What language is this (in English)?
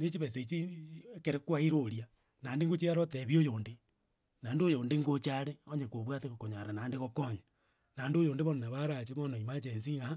Gusii